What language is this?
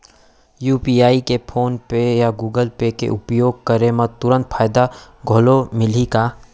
Chhattisgarhi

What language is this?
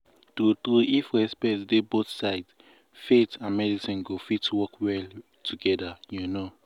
Nigerian Pidgin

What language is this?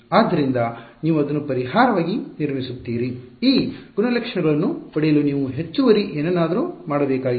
Kannada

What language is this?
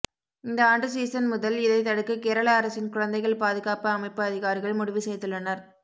Tamil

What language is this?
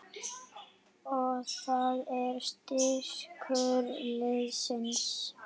Icelandic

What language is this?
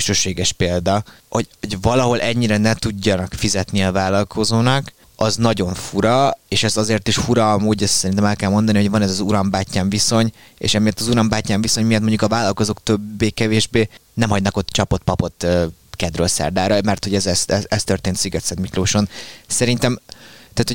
Hungarian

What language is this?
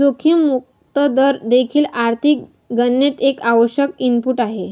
Marathi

